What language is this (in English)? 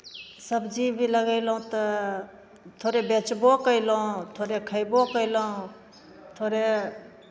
Maithili